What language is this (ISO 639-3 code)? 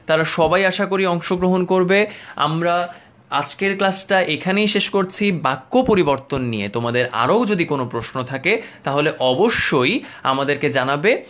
ben